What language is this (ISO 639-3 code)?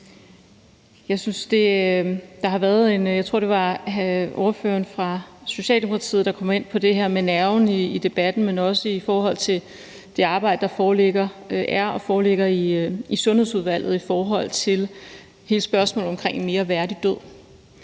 dan